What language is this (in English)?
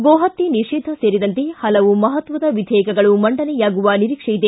Kannada